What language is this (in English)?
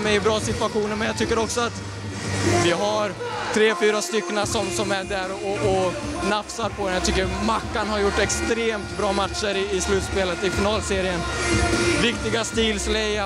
Swedish